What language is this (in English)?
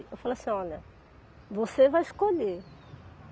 Portuguese